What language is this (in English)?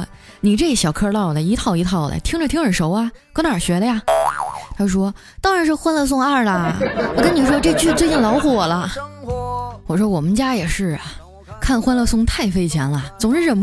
Chinese